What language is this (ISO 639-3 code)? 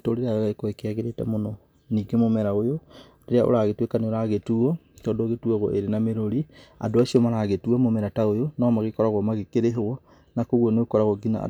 kik